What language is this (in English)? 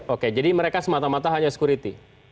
Indonesian